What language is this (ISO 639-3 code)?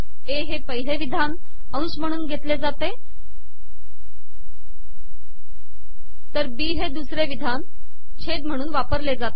mar